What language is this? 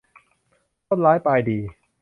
Thai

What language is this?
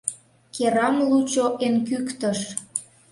Mari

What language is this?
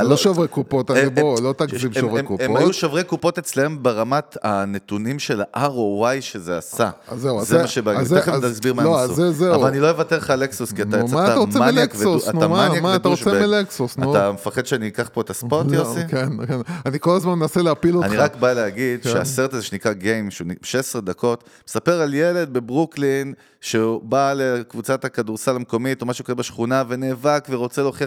Hebrew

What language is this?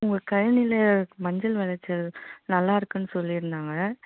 Tamil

